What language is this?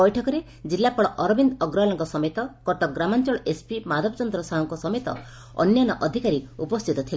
Odia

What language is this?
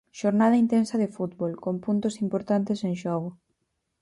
Galician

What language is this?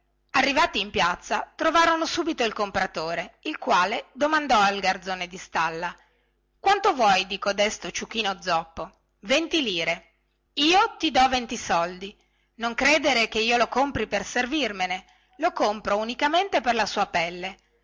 Italian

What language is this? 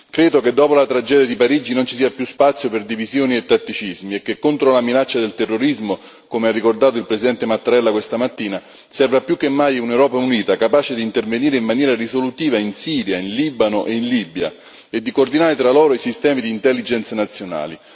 Italian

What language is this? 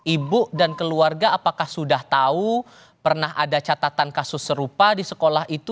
Indonesian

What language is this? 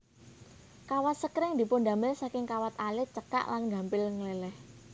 Javanese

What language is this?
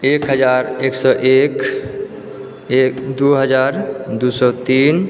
Maithili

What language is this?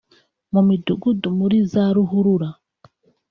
Kinyarwanda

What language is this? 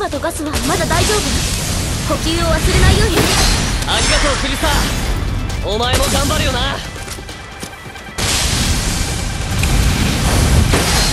Japanese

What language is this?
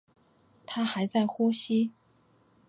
Chinese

